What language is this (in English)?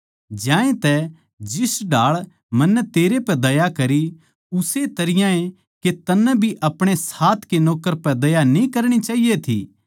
Haryanvi